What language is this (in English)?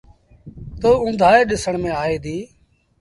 Sindhi Bhil